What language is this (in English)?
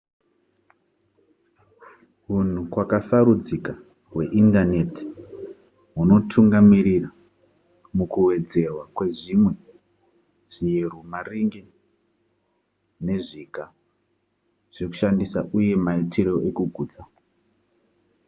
Shona